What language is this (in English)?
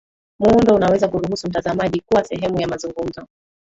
Swahili